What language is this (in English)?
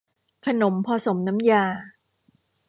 Thai